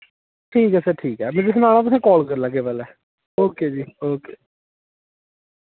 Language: Dogri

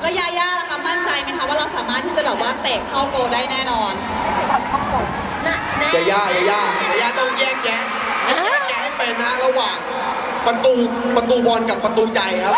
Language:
Thai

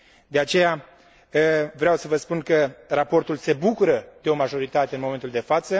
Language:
Romanian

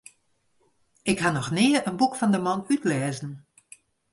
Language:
Western Frisian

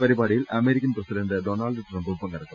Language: Malayalam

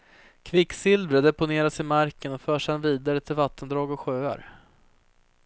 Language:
Swedish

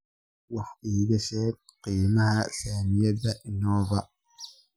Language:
Somali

